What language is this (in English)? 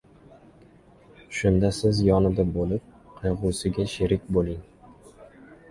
Uzbek